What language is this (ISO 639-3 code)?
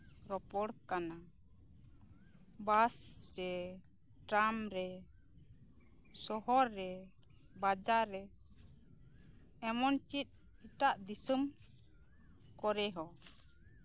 sat